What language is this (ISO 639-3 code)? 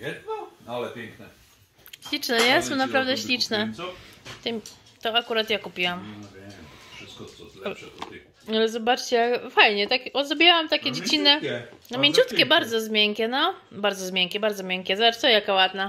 pol